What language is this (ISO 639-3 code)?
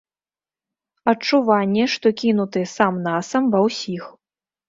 bel